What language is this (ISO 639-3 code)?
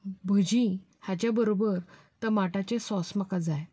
kok